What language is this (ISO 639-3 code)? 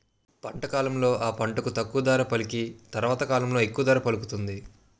tel